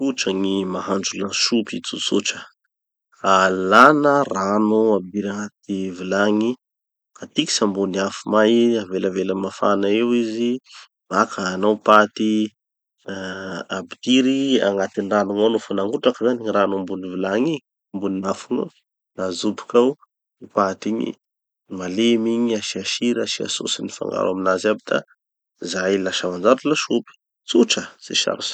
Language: Tanosy Malagasy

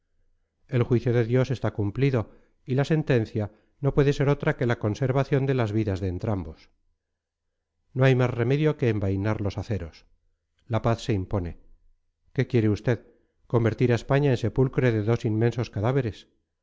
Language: Spanish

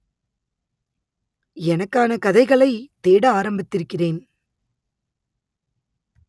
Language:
Tamil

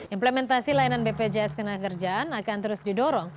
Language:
Indonesian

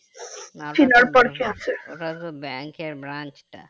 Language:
Bangla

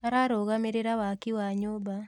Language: Kikuyu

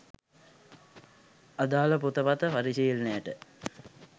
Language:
Sinhala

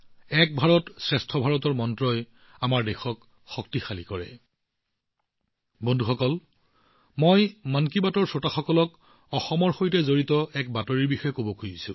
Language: Assamese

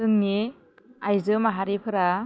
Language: Bodo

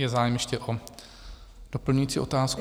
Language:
Czech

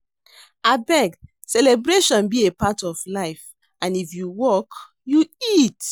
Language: Nigerian Pidgin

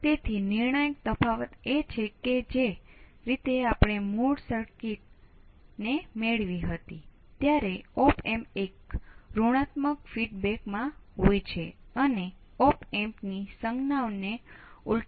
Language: Gujarati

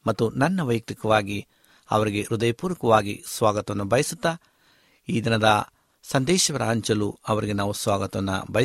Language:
Kannada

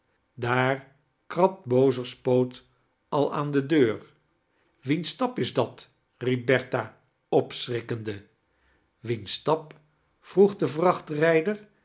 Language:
Dutch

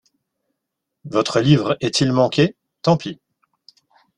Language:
French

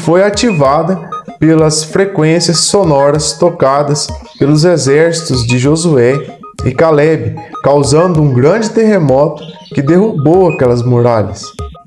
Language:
Portuguese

